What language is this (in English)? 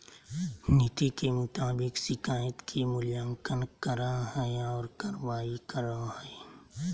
Magahi